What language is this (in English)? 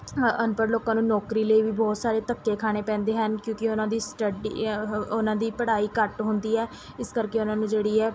Punjabi